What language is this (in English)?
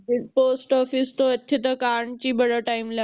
Punjabi